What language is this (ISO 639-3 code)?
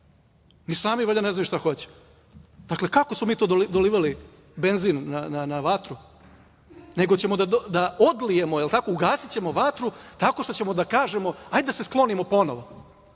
srp